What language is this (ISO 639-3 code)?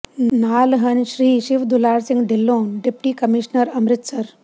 pan